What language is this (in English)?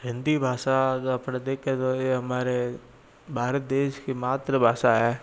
Hindi